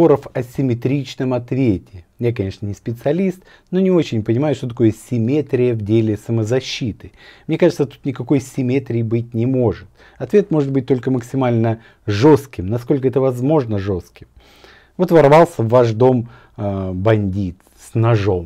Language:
Russian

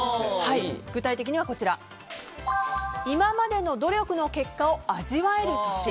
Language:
Japanese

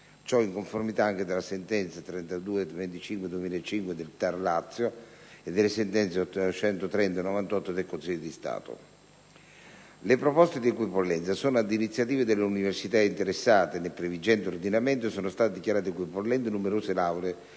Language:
Italian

